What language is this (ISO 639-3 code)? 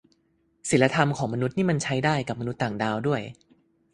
tha